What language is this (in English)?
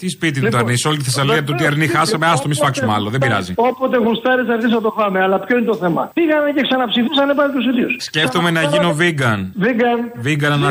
Greek